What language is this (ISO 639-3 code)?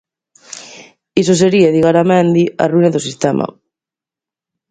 glg